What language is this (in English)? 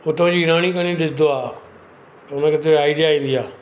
Sindhi